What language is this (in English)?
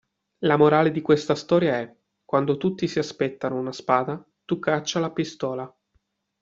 Italian